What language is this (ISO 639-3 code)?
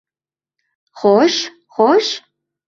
uzb